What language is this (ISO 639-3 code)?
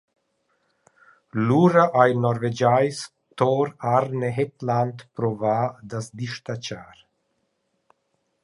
roh